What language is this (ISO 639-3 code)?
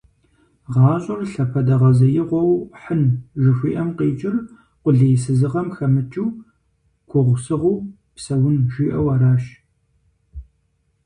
kbd